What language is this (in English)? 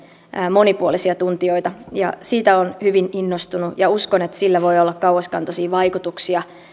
Finnish